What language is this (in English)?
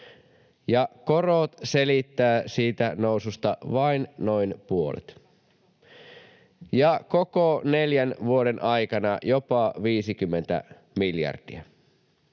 Finnish